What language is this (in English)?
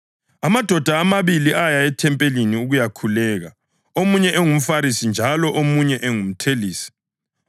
North Ndebele